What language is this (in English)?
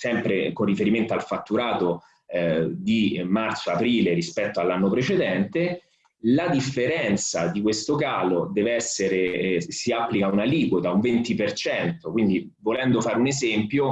Italian